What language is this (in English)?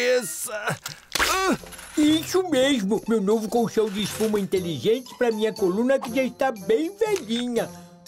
Portuguese